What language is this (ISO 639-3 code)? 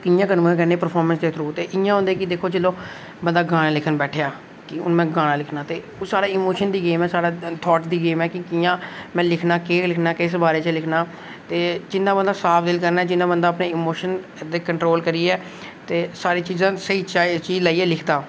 doi